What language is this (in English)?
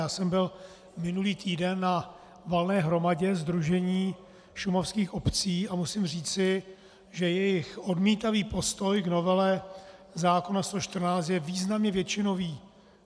Czech